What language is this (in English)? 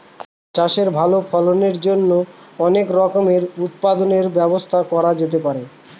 Bangla